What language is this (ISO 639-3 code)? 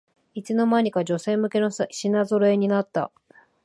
jpn